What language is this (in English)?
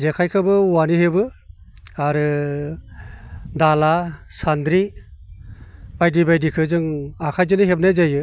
Bodo